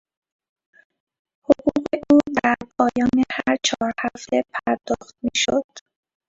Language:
Persian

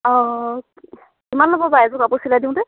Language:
Assamese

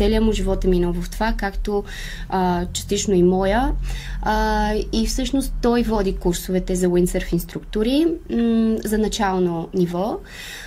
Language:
Bulgarian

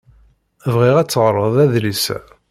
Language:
Kabyle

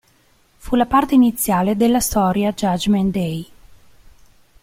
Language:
Italian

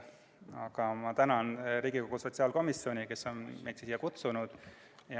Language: Estonian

